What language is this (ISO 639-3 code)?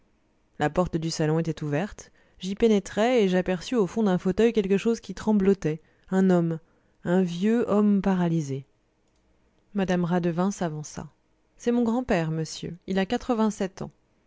fra